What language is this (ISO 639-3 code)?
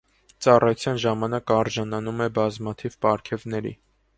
hye